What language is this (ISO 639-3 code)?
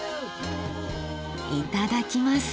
jpn